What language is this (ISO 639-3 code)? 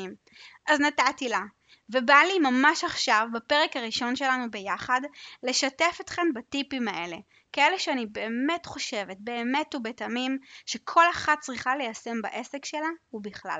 heb